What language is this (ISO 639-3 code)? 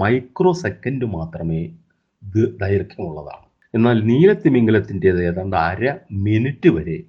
mal